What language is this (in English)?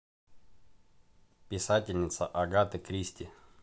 Russian